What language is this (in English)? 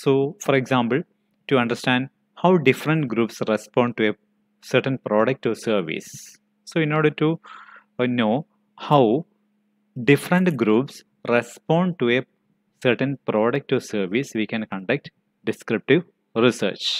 English